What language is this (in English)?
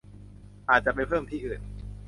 Thai